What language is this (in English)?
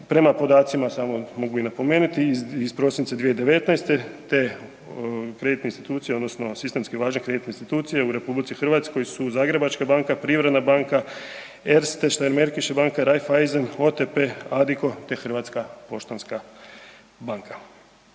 Croatian